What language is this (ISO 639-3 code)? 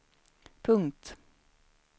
swe